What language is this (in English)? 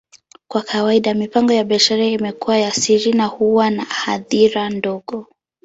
Swahili